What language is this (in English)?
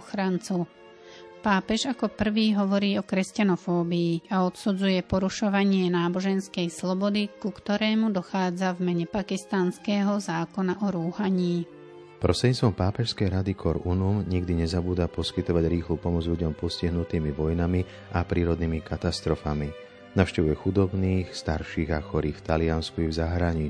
Slovak